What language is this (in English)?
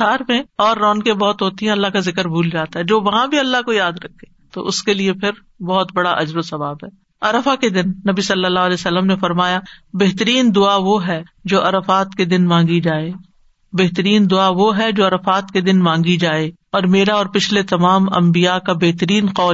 Urdu